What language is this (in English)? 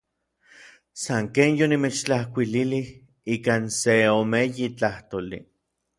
Orizaba Nahuatl